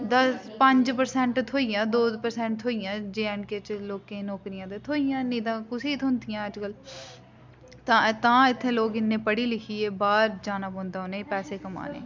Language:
Dogri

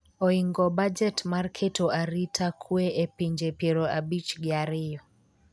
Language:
Luo (Kenya and Tanzania)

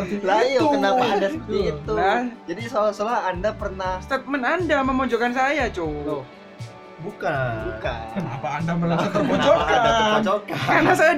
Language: Indonesian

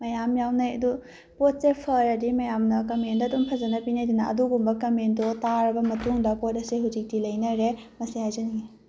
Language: Manipuri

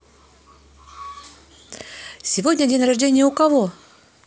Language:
Russian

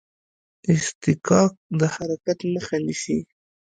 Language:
Pashto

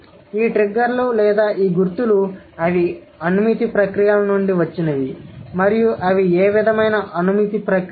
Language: Telugu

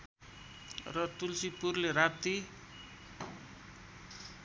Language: Nepali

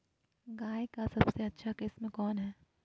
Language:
Magahi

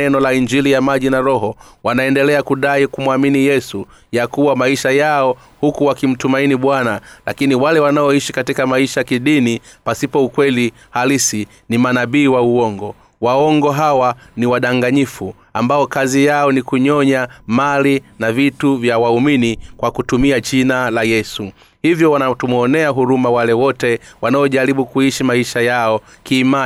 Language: Swahili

